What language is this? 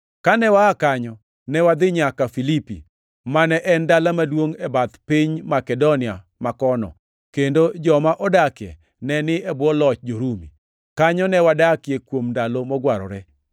Luo (Kenya and Tanzania)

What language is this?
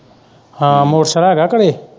Punjabi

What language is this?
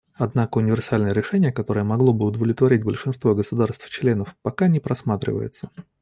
Russian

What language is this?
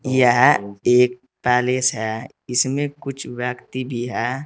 Hindi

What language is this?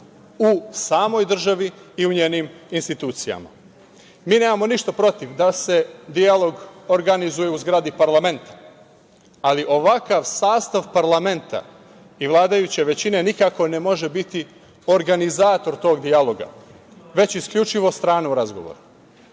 Serbian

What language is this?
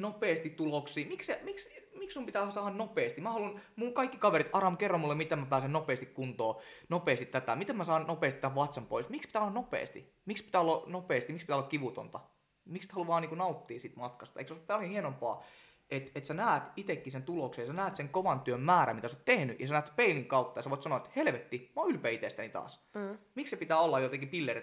Finnish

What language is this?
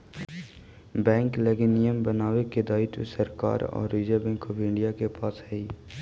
Magahi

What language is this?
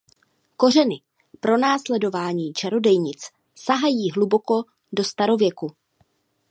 Czech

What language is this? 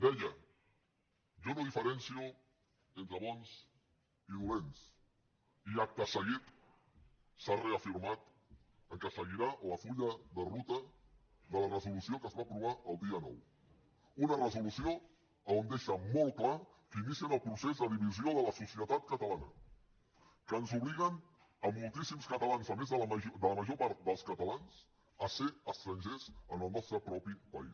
Catalan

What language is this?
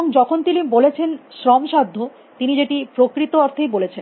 Bangla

